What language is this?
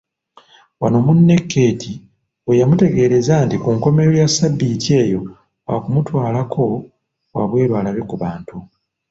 Ganda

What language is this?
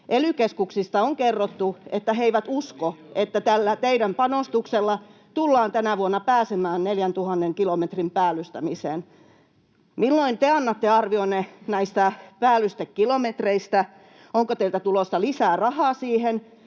Finnish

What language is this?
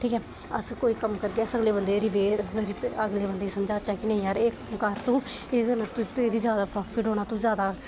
Dogri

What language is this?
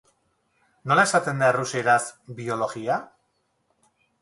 Basque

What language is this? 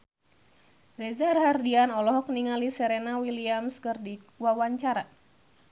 Sundanese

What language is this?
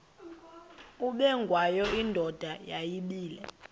Xhosa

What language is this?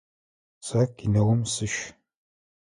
Adyghe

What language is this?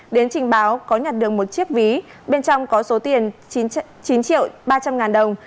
Vietnamese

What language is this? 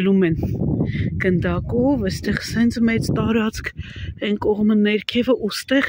Romanian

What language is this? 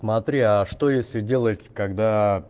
Russian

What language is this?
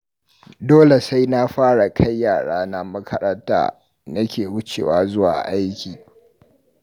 Hausa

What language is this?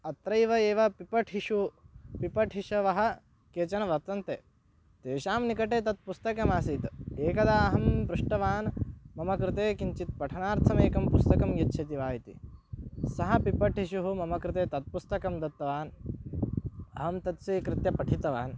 Sanskrit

